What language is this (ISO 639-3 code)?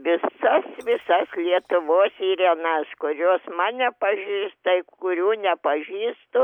lit